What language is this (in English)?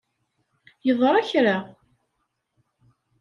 Kabyle